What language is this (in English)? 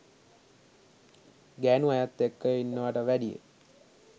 Sinhala